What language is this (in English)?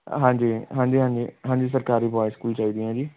Punjabi